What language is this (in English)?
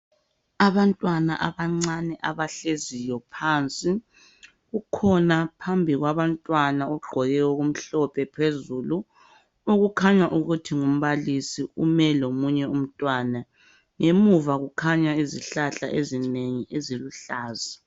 North Ndebele